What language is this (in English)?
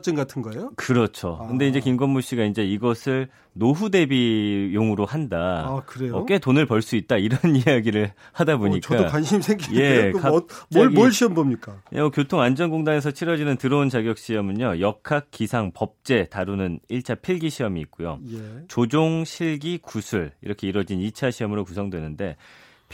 Korean